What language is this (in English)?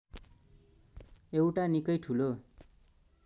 Nepali